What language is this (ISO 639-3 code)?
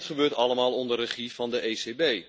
nld